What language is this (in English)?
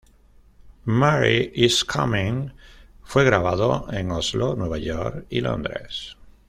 Spanish